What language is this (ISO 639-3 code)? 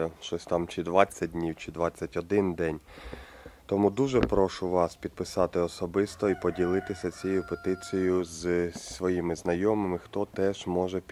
ukr